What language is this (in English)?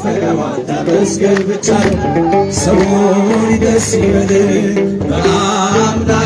Amharic